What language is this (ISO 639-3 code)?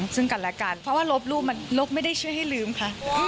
tha